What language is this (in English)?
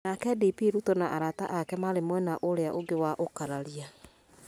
Kikuyu